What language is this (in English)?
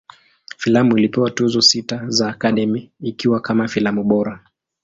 Swahili